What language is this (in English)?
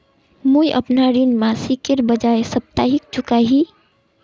Magahi